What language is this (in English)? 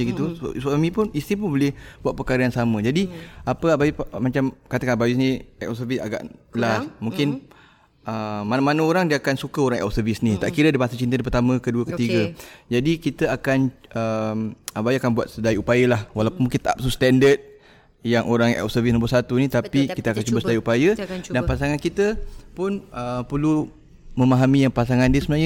Malay